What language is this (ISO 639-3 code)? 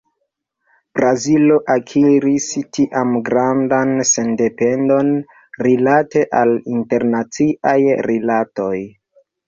epo